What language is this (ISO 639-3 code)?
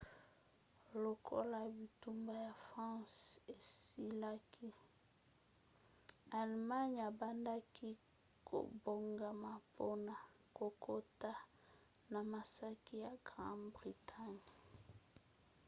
lin